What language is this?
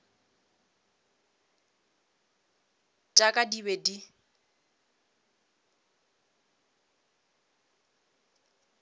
Northern Sotho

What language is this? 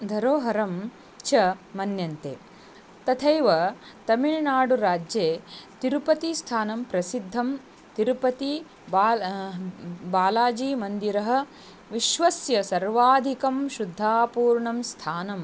Sanskrit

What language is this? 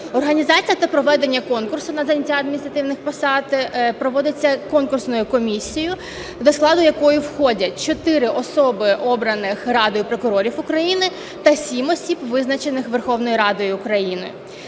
Ukrainian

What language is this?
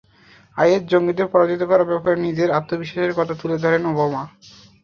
Bangla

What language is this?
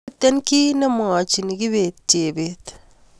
Kalenjin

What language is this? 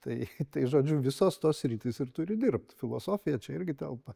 Lithuanian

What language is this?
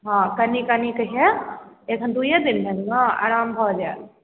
Maithili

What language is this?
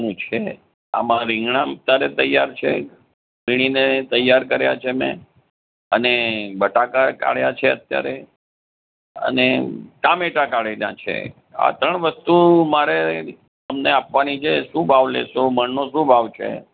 Gujarati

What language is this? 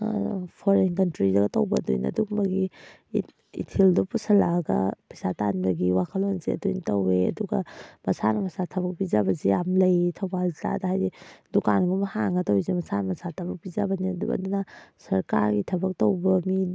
Manipuri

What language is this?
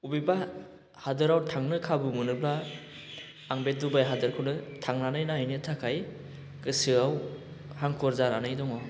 Bodo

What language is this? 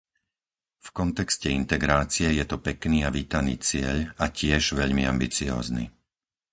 Slovak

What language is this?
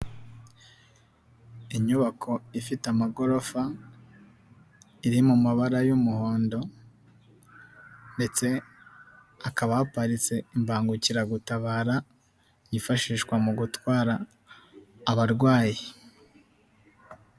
Kinyarwanda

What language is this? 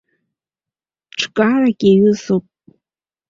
Abkhazian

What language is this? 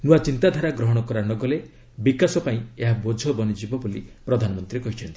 Odia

